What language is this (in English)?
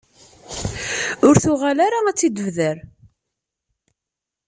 Kabyle